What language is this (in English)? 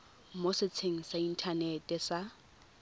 Tswana